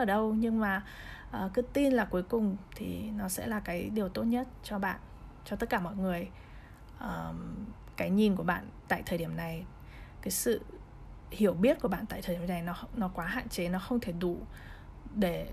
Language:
Vietnamese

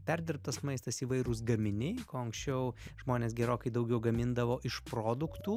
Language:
Lithuanian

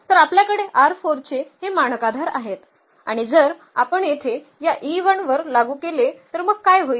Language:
Marathi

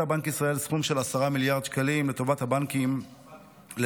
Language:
Hebrew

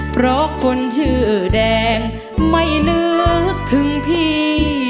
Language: Thai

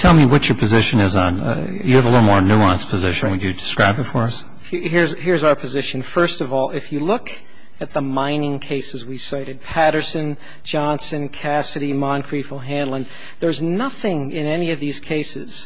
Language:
English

